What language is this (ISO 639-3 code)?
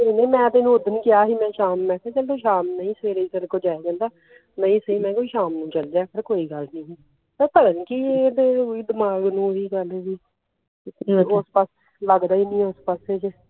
pan